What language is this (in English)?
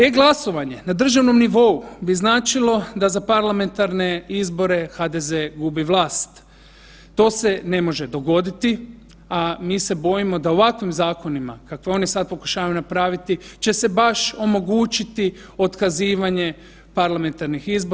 Croatian